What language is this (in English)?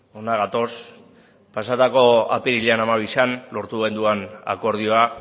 Basque